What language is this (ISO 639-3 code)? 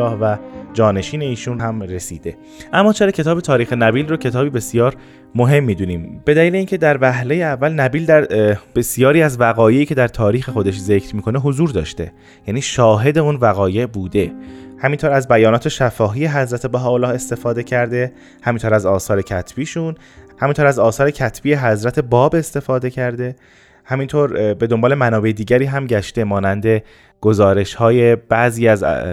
fas